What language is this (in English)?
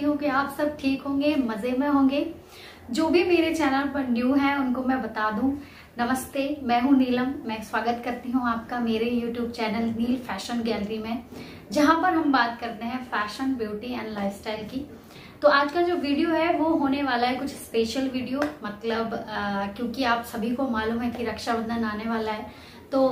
Hindi